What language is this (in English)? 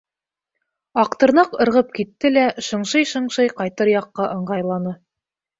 Bashkir